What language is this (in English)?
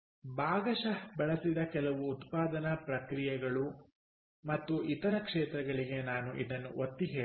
Kannada